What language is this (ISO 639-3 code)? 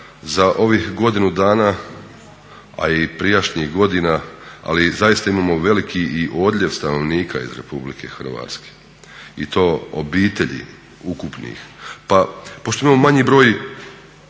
hrv